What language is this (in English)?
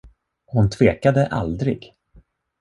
Swedish